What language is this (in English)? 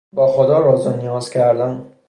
Persian